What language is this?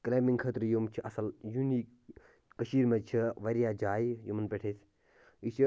Kashmiri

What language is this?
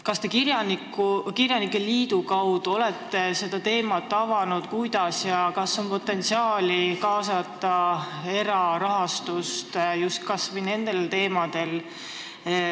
Estonian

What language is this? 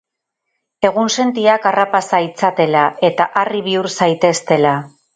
Basque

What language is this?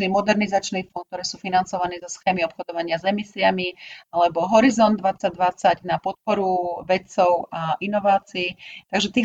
Slovak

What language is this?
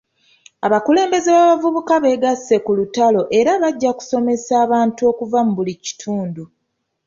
Ganda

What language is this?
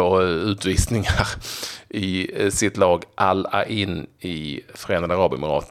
Swedish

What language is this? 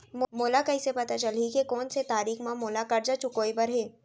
Chhattisgarhi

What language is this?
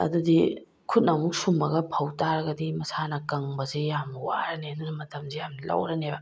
Manipuri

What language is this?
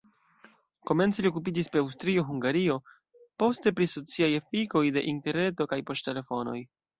Esperanto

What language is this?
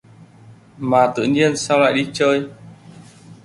Vietnamese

